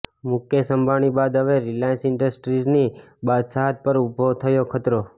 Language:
Gujarati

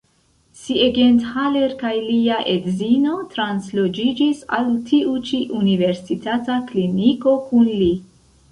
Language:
Esperanto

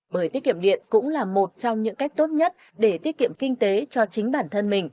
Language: Vietnamese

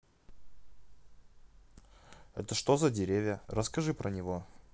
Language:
Russian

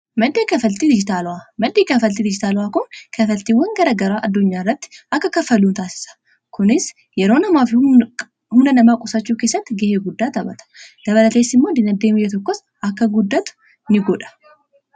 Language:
Oromo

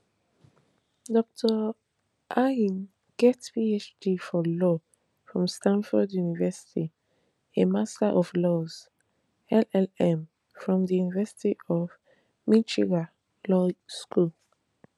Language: Nigerian Pidgin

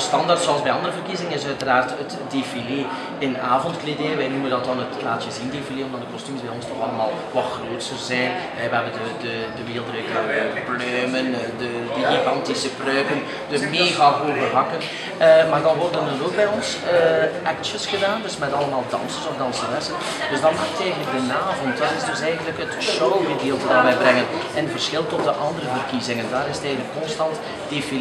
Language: Dutch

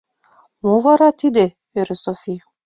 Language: Mari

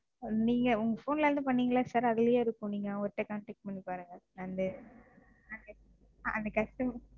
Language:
Tamil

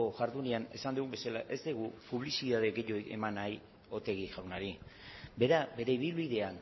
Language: Basque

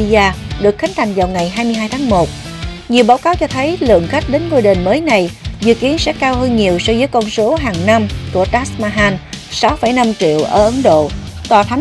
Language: Vietnamese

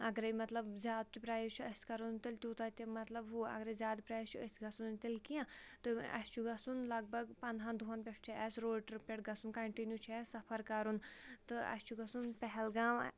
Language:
Kashmiri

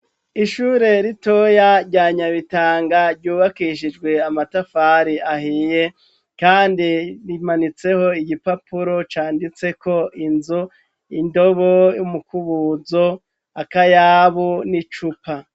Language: Rundi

